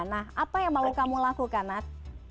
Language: Indonesian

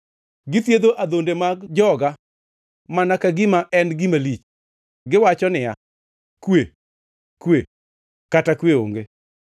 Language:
Luo (Kenya and Tanzania)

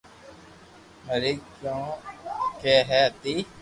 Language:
Loarki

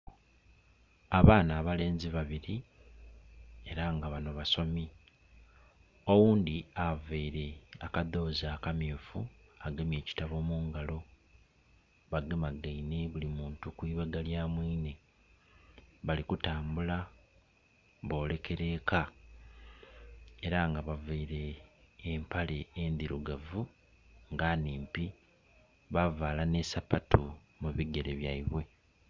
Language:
Soga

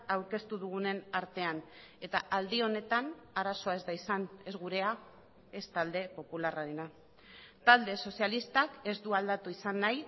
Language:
Basque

